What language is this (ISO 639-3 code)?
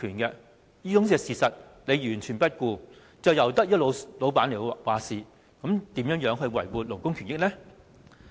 yue